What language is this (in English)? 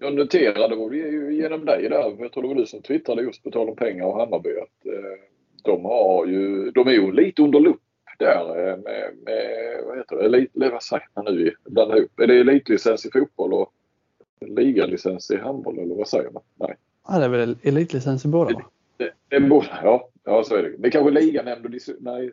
Swedish